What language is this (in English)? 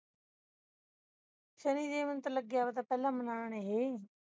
Punjabi